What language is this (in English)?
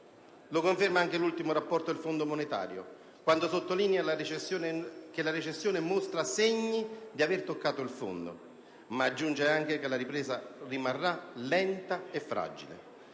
Italian